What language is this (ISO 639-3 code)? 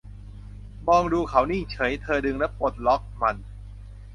tha